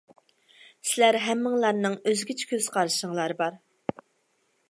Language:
Uyghur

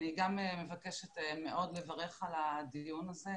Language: Hebrew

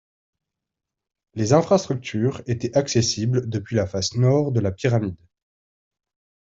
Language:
French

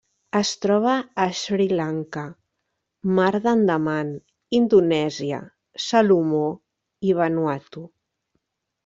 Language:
Catalan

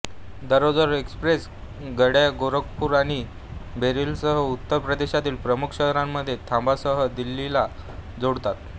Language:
Marathi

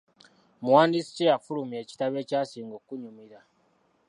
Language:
Ganda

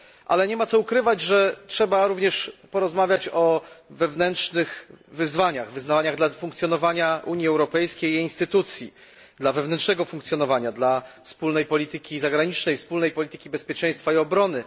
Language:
Polish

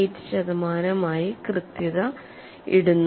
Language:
Malayalam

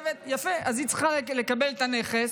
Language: Hebrew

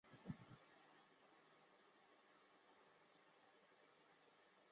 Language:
Chinese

